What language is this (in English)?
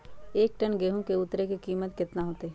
Magahi